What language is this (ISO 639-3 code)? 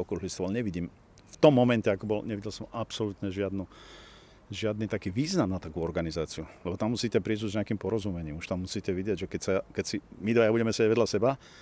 slk